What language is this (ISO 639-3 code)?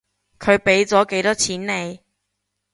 yue